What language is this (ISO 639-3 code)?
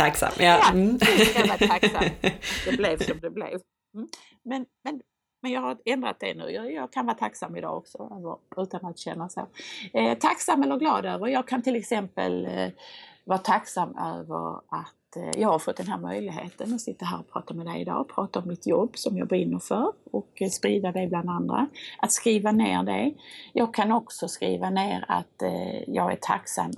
swe